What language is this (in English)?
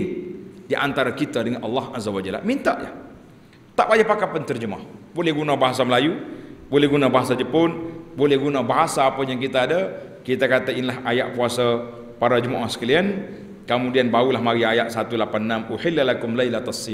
Malay